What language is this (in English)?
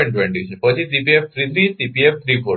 Gujarati